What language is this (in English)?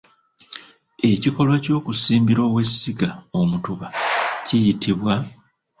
Ganda